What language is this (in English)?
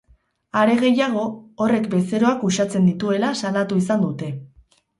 Basque